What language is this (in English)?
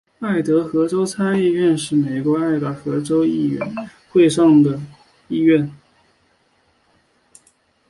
Chinese